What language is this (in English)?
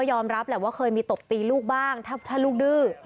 Thai